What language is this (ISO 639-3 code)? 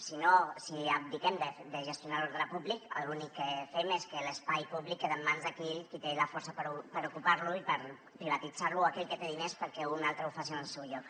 cat